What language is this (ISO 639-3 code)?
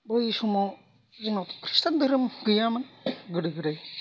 brx